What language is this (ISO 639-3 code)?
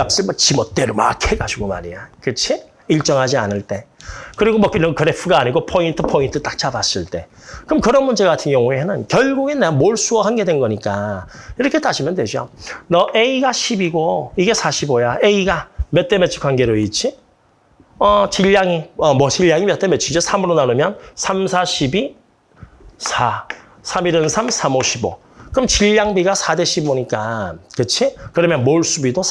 kor